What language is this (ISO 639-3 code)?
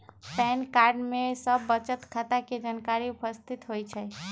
mag